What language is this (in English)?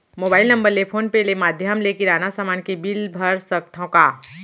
Chhattisgarhi